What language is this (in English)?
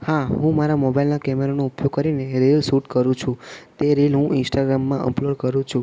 Gujarati